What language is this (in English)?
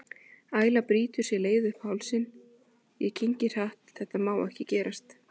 Icelandic